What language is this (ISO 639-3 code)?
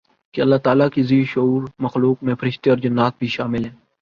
urd